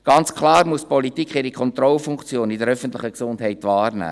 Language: Swiss German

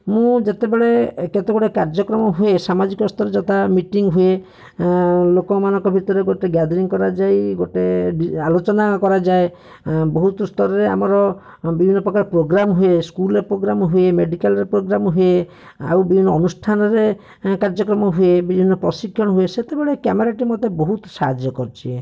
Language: Odia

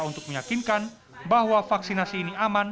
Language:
Indonesian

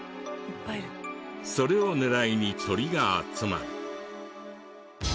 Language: Japanese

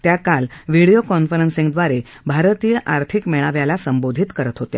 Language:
Marathi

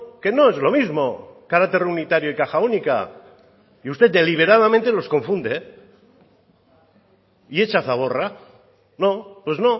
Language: Spanish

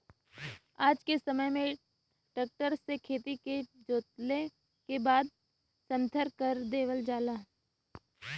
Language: Bhojpuri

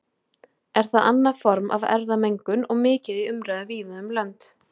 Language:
Icelandic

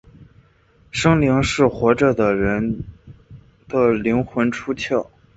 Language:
Chinese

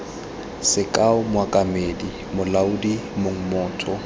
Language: Tswana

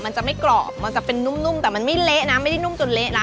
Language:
Thai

